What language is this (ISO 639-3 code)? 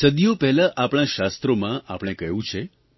guj